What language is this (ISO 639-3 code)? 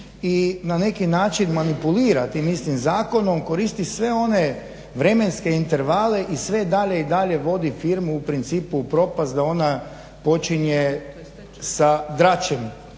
hrv